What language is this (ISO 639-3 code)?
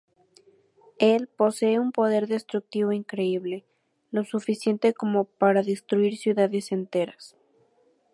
spa